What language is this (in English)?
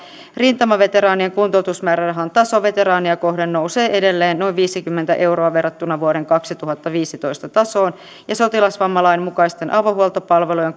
Finnish